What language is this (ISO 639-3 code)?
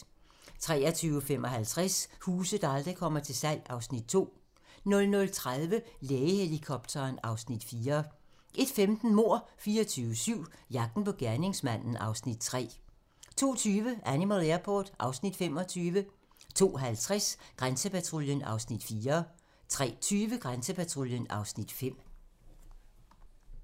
dan